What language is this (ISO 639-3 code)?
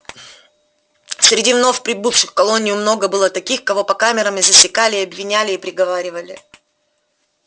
rus